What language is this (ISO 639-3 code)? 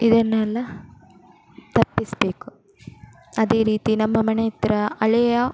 kan